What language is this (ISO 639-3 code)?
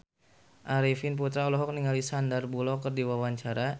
sun